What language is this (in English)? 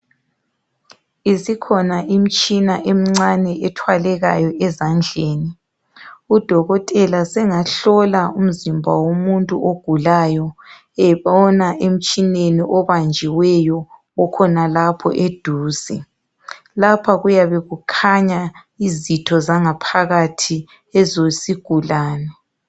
North Ndebele